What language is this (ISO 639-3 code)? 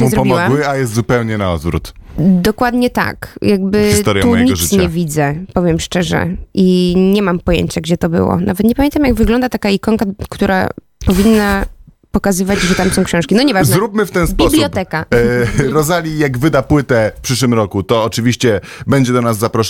pol